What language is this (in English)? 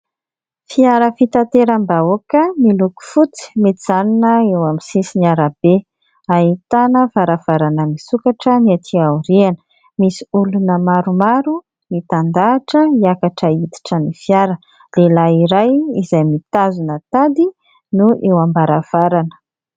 Malagasy